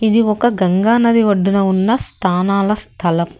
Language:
Telugu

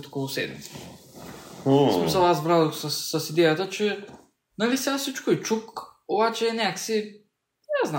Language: Bulgarian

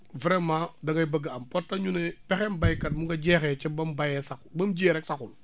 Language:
Wolof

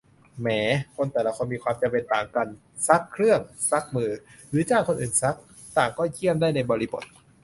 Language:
Thai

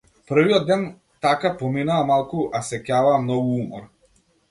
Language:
Macedonian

